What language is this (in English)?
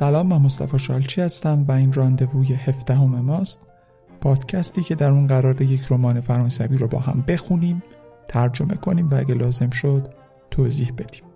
Persian